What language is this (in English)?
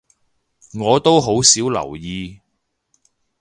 Cantonese